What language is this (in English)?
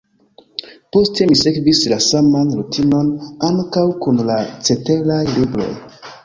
Esperanto